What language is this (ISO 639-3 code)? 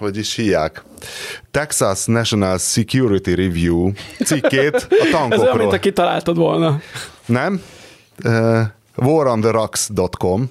hun